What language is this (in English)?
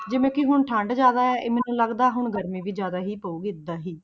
Punjabi